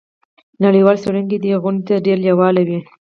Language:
Pashto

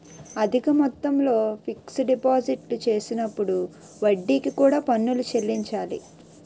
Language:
Telugu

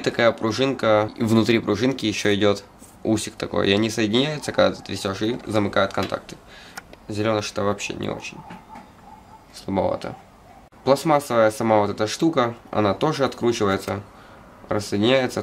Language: Russian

